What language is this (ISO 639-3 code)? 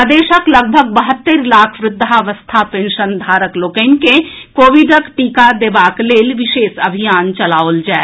mai